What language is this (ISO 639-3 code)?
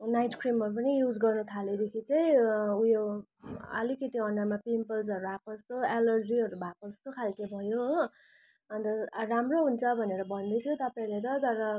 nep